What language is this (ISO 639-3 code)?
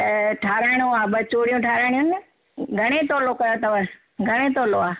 snd